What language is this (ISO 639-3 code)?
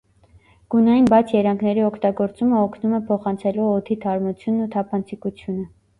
hye